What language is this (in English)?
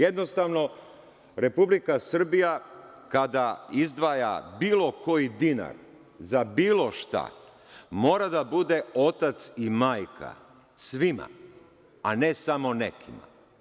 Serbian